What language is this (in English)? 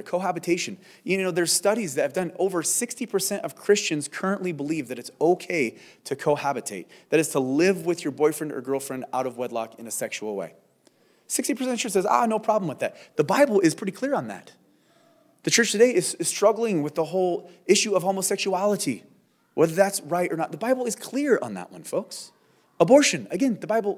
English